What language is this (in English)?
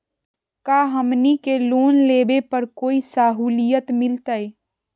Magahi